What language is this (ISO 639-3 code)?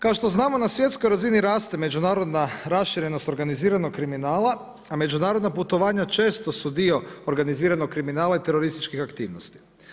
hrv